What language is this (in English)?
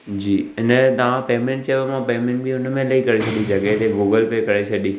Sindhi